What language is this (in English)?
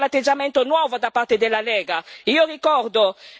Italian